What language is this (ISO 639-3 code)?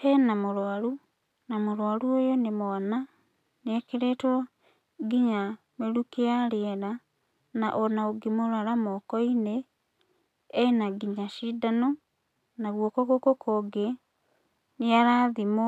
kik